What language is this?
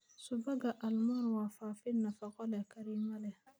Somali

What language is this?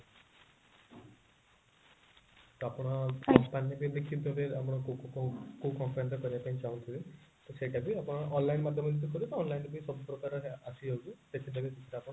Odia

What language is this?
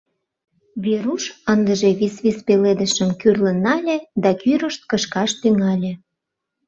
Mari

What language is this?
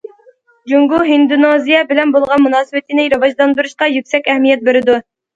Uyghur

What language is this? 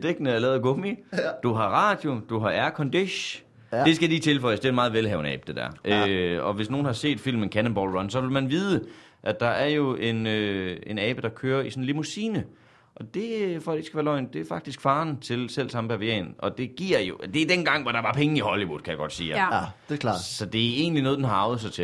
Danish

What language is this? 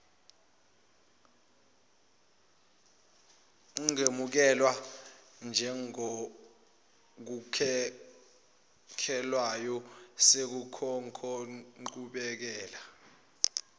Zulu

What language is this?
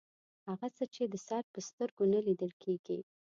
Pashto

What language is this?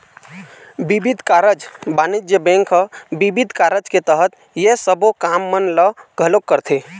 Chhattisgarhi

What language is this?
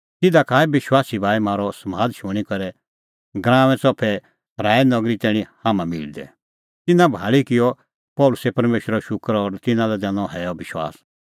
Kullu Pahari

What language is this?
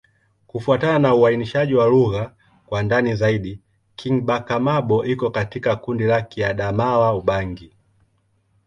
Swahili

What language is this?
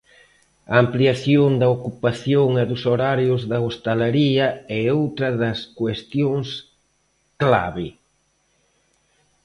Galician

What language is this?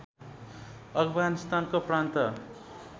Nepali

